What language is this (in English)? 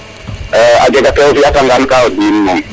Serer